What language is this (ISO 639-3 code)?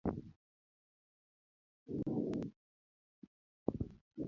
luo